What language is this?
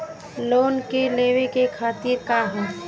Bhojpuri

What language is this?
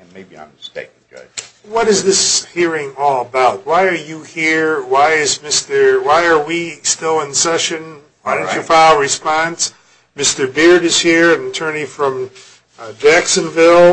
English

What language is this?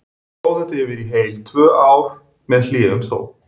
Icelandic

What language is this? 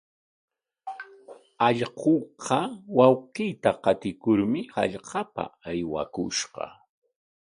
Corongo Ancash Quechua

